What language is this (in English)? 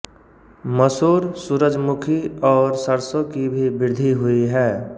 Hindi